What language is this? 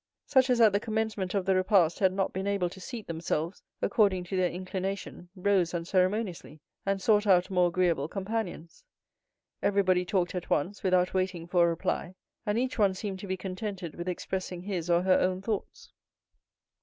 English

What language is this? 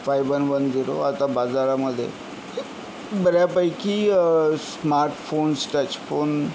Marathi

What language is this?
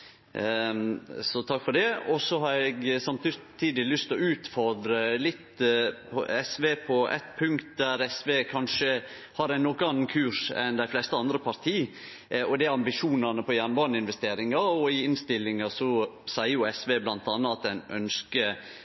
Norwegian Nynorsk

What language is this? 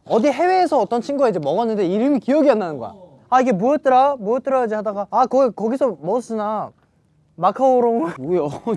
Korean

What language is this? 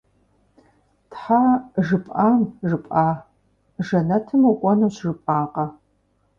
Kabardian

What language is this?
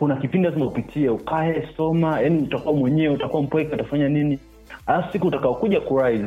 Swahili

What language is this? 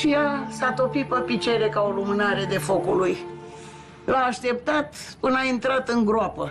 Romanian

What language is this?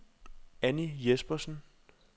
Danish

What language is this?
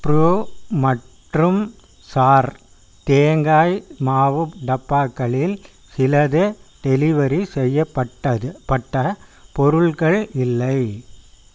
Tamil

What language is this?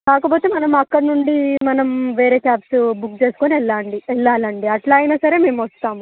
Telugu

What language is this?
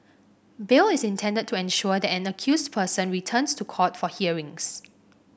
English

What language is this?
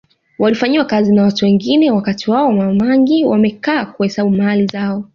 Swahili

